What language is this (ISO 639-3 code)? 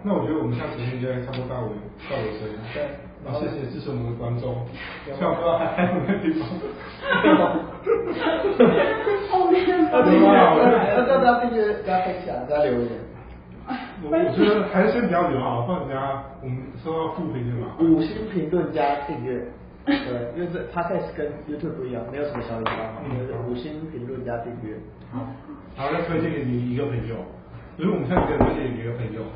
zho